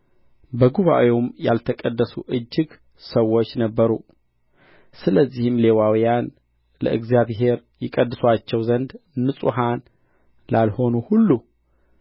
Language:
Amharic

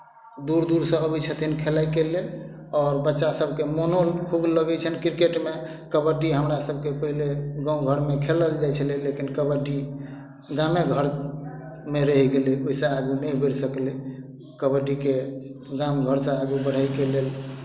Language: Maithili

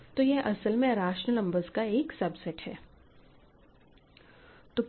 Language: Hindi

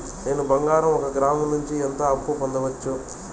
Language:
Telugu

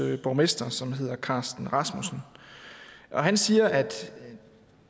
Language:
Danish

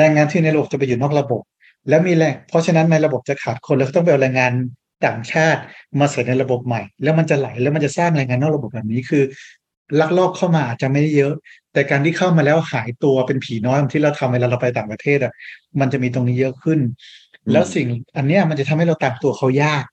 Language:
Thai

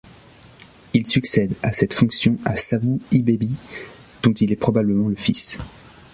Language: French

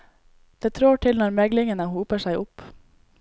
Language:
Norwegian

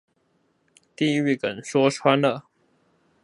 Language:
Chinese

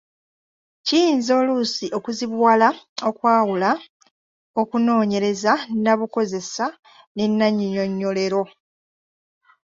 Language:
Ganda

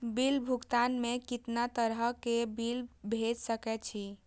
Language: Maithili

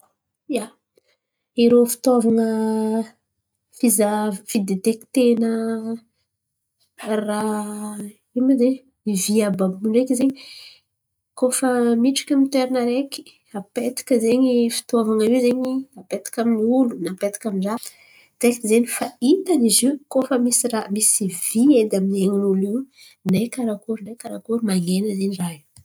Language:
Antankarana Malagasy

